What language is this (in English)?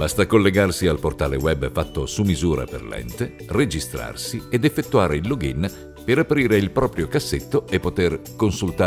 Italian